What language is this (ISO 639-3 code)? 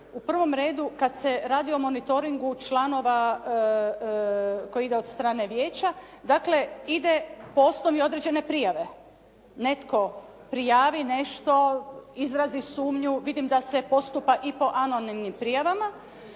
hrv